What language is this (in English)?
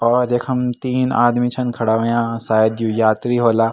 Garhwali